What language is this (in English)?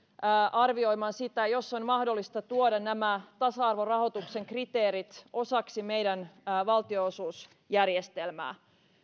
Finnish